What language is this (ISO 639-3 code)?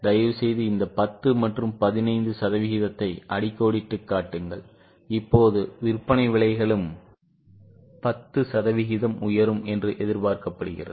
tam